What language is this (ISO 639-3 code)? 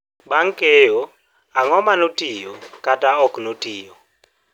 luo